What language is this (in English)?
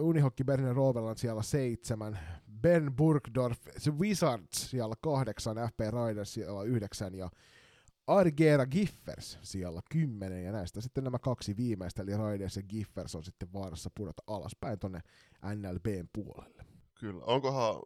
Finnish